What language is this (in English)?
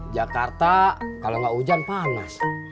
Indonesian